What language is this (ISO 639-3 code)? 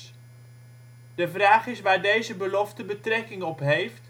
nld